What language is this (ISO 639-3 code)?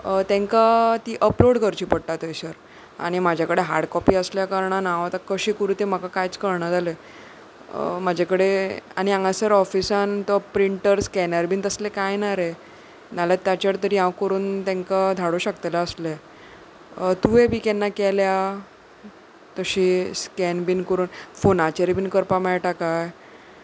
kok